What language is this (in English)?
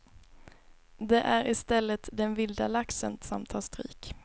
Swedish